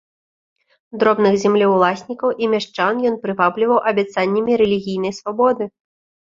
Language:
Belarusian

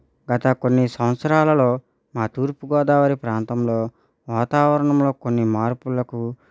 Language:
Telugu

